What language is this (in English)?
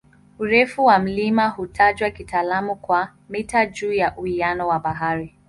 Swahili